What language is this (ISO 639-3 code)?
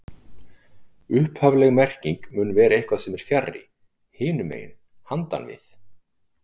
isl